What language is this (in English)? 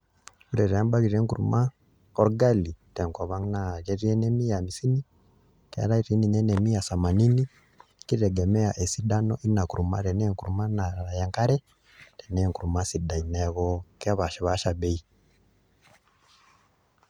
Masai